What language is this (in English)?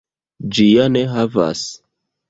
Esperanto